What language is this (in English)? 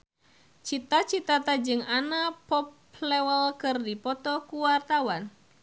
Sundanese